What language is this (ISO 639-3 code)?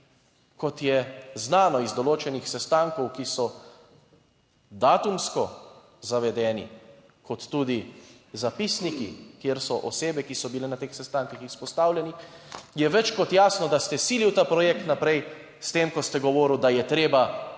slv